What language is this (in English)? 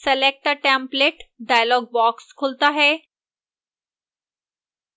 Hindi